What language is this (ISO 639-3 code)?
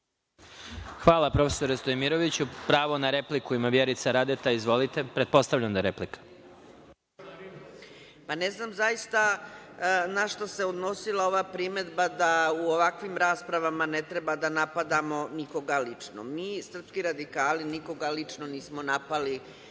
srp